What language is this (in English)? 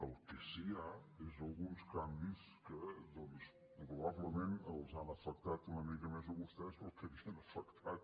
Catalan